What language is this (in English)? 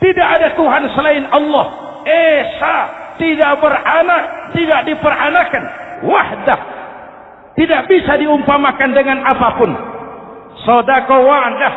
Indonesian